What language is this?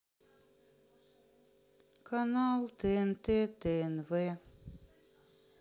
Russian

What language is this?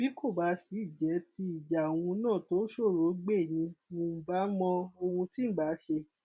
Yoruba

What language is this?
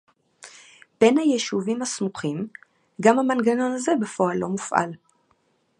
Hebrew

